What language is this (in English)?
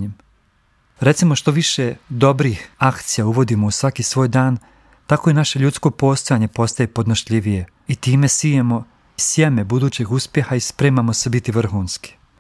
Croatian